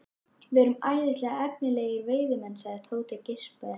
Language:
Icelandic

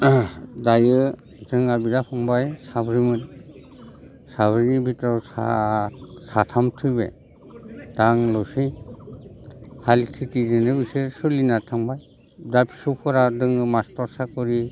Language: Bodo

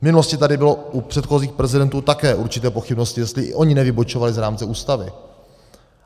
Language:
Czech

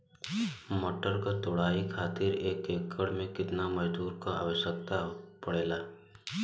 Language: Bhojpuri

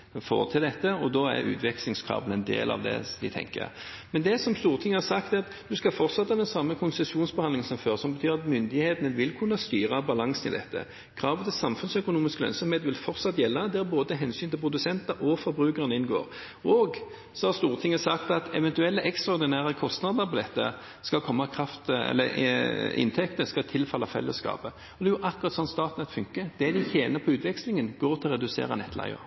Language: Norwegian Bokmål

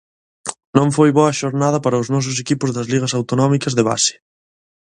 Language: Galician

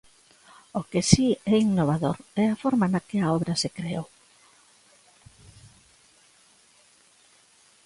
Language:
Galician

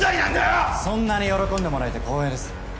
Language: Japanese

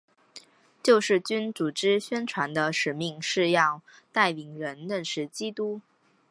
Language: Chinese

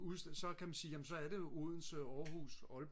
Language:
Danish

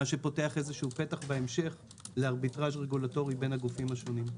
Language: Hebrew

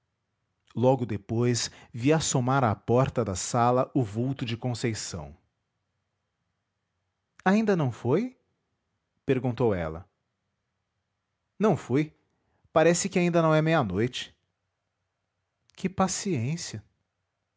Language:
Portuguese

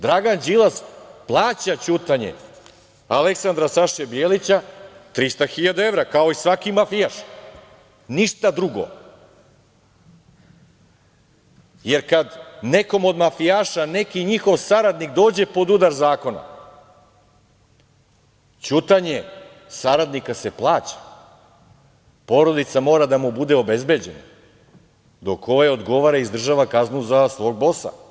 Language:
Serbian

